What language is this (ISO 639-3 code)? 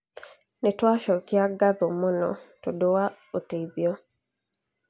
kik